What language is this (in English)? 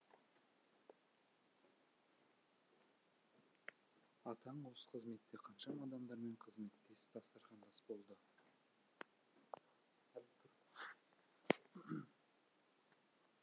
Kazakh